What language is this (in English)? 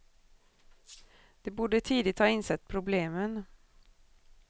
Swedish